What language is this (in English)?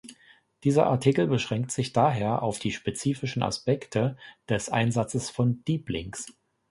German